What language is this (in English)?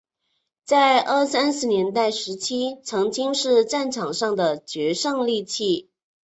Chinese